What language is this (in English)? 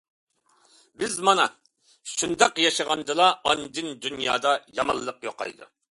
Uyghur